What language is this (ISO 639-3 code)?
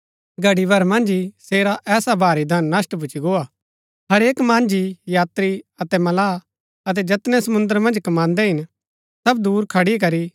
gbk